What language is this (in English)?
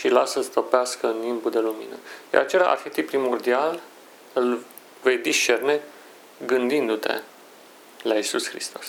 Romanian